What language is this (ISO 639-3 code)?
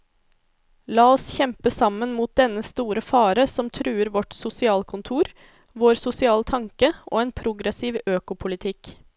nor